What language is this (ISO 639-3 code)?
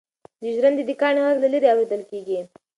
pus